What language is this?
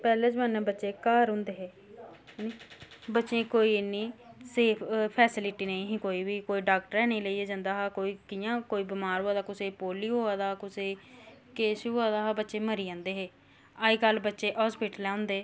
Dogri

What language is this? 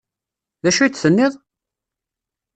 Kabyle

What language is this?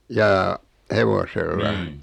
Finnish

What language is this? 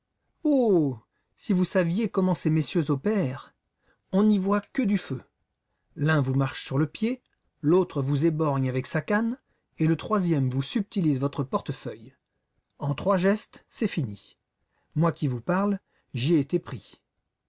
French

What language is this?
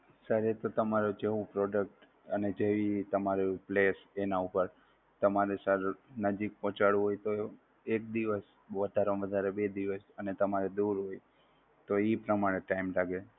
Gujarati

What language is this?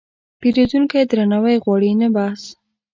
Pashto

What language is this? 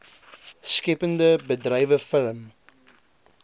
Afrikaans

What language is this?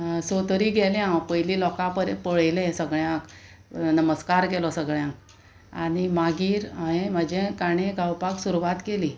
Konkani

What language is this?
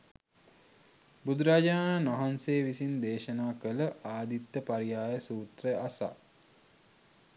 Sinhala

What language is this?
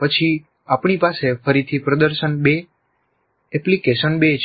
Gujarati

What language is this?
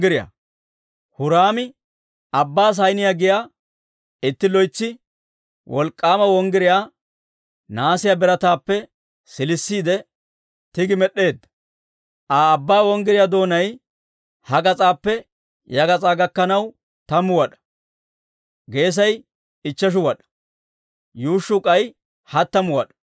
Dawro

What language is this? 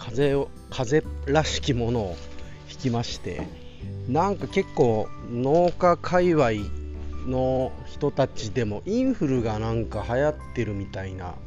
Japanese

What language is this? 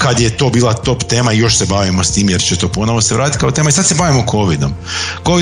Croatian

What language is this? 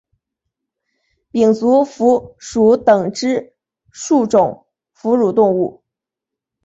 Chinese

